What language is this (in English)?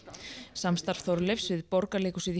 Icelandic